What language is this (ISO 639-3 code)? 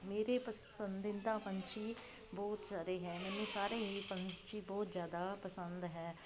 pan